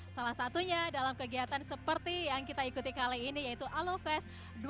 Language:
Indonesian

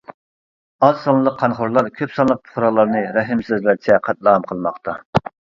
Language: Uyghur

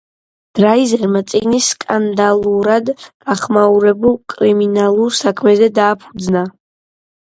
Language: Georgian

